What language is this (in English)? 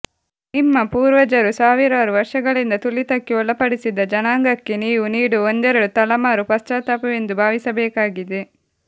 Kannada